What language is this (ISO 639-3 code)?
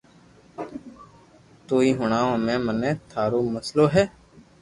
lrk